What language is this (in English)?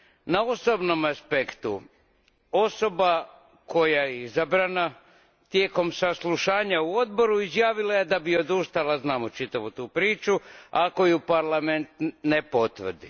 Croatian